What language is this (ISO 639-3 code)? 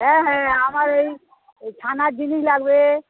ben